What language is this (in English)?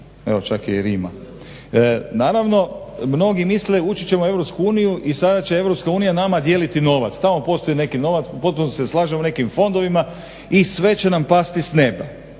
Croatian